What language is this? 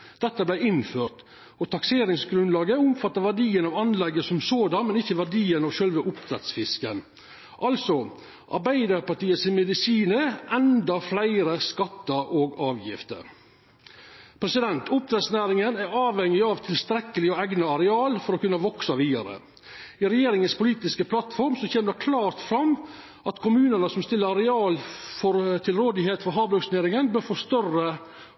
Norwegian Nynorsk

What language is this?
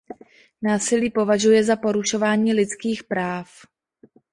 Czech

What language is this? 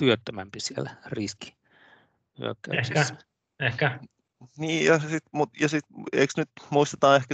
Finnish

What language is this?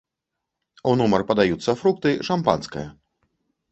Belarusian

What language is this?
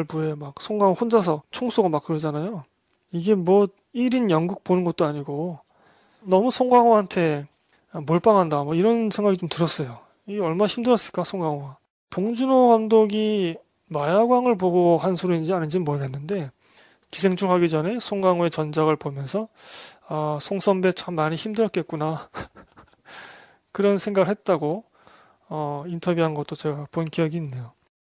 Korean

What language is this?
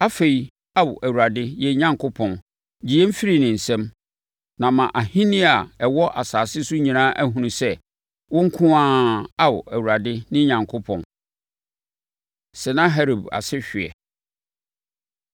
Akan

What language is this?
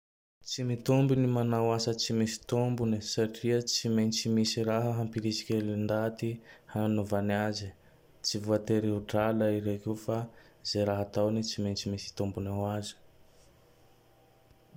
Tandroy-Mahafaly Malagasy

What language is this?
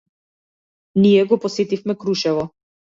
Macedonian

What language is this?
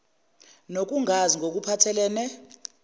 Zulu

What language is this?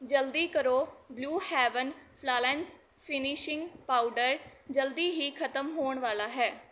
Punjabi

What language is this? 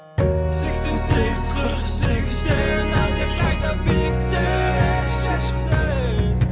Kazakh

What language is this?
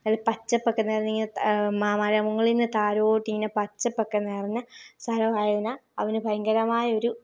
Malayalam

